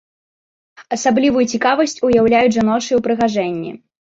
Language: Belarusian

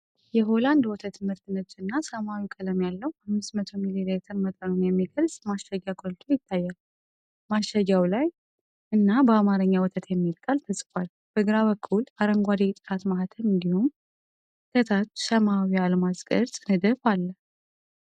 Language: Amharic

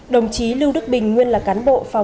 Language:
Vietnamese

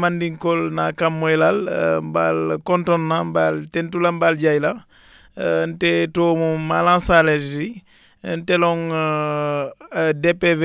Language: Wolof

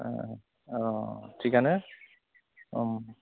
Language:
Bodo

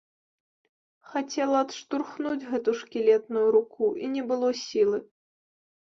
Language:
Belarusian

